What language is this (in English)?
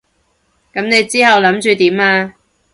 Cantonese